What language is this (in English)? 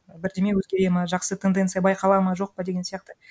Kazakh